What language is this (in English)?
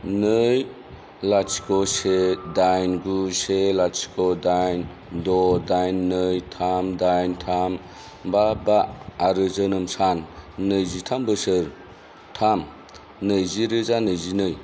Bodo